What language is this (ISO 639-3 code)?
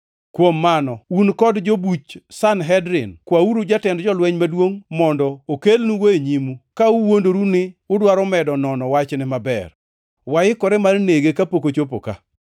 luo